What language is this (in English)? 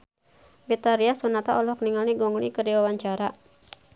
Sundanese